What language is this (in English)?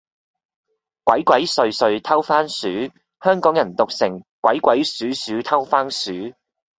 Cantonese